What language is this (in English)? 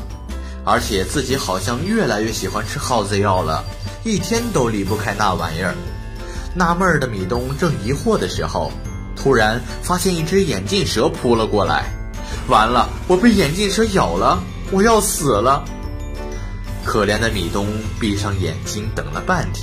Chinese